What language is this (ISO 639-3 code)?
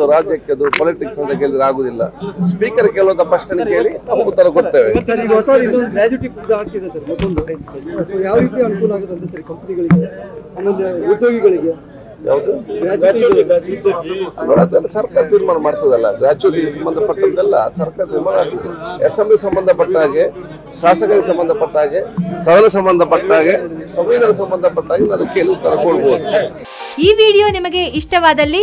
kan